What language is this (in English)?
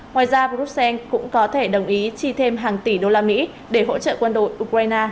Vietnamese